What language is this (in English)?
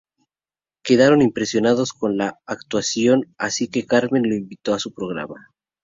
Spanish